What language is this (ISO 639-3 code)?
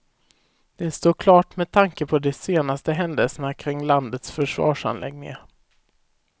swe